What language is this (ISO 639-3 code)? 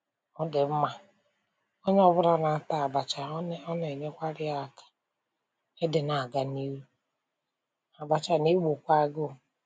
ibo